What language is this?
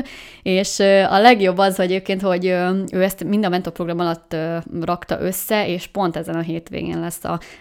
Hungarian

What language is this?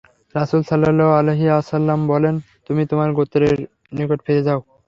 Bangla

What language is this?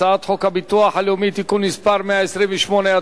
Hebrew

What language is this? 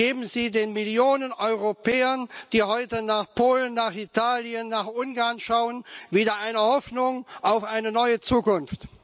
German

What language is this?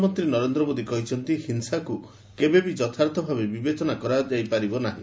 Odia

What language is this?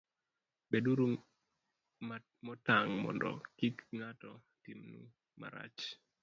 Luo (Kenya and Tanzania)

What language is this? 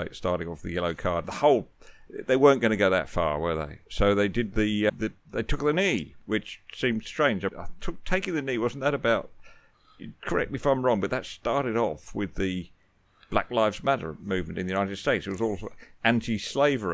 English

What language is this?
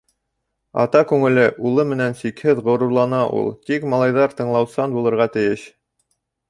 Bashkir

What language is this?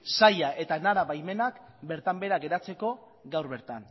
Basque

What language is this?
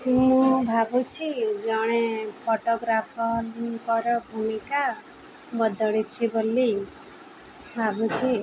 Odia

